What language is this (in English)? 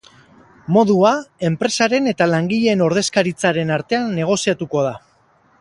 Basque